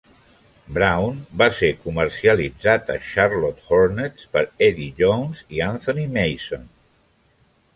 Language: Catalan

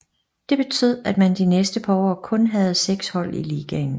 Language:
Danish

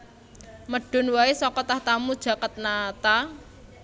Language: Javanese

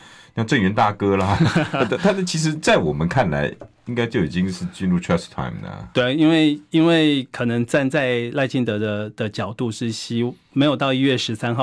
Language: Chinese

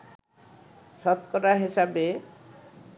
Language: Bangla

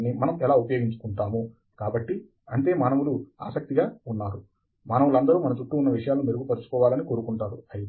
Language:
Telugu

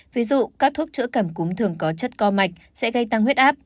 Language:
Vietnamese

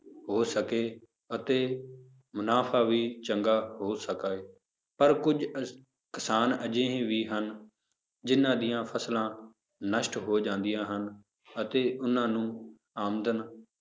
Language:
Punjabi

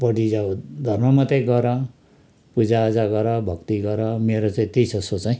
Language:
Nepali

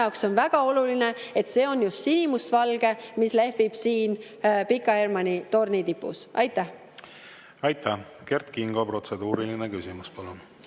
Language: Estonian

